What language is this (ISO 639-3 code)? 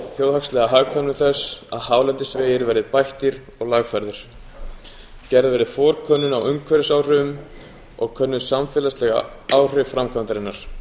isl